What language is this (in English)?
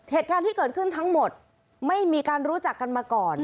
Thai